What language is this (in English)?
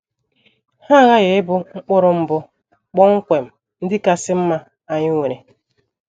Igbo